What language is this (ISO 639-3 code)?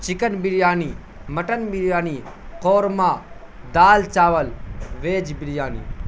urd